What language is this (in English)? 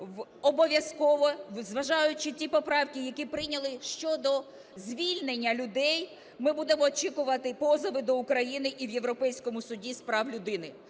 Ukrainian